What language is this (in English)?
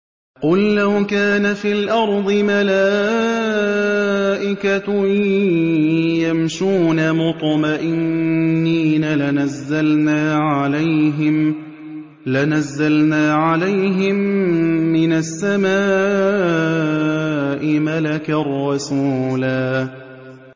Arabic